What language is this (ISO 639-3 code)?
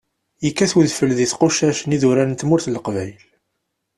kab